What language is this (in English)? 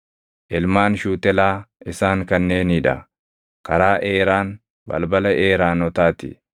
Oromo